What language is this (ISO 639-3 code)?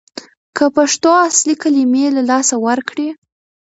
pus